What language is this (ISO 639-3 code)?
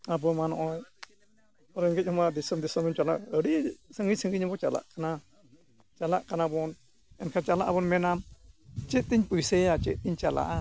sat